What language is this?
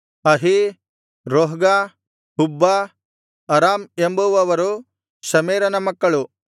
Kannada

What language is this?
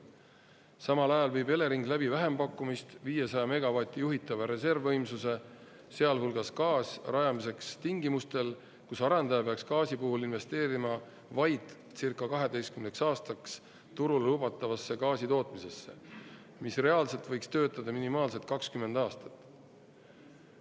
Estonian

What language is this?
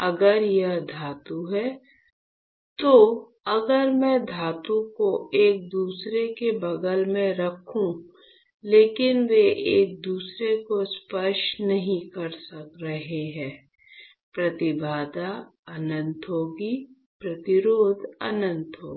Hindi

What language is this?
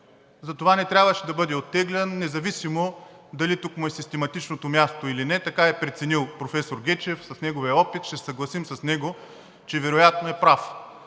Bulgarian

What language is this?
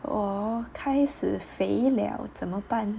English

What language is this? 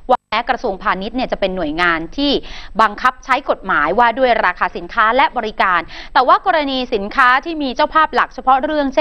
Thai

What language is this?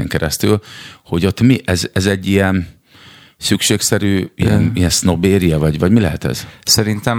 Hungarian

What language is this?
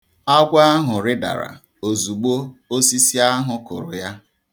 Igbo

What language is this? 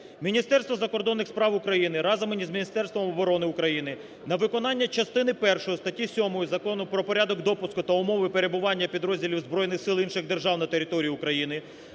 Ukrainian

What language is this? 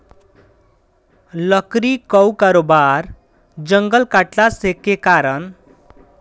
Bhojpuri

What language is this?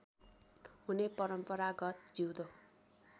Nepali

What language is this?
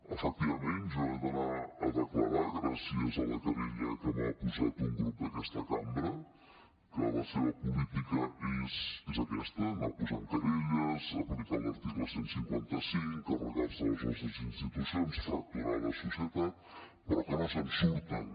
Catalan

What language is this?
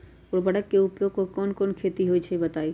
Magahi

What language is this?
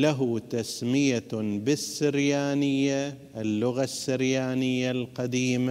Arabic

